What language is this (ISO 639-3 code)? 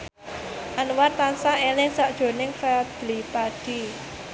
jav